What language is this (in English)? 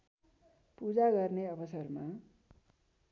Nepali